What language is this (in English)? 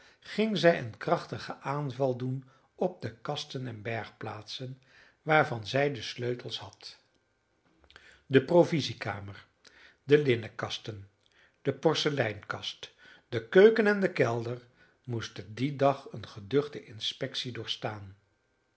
Dutch